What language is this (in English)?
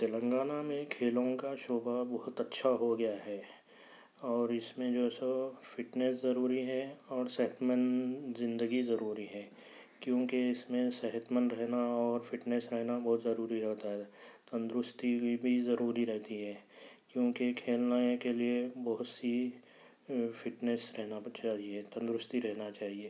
Urdu